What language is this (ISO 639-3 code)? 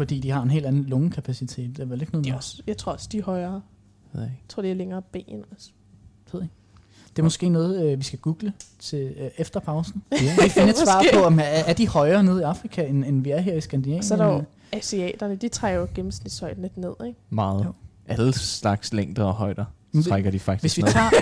dan